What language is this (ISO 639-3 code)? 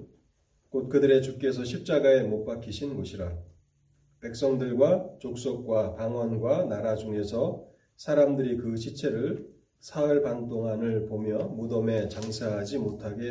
kor